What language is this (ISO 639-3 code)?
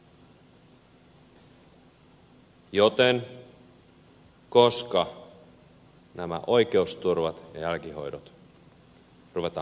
fin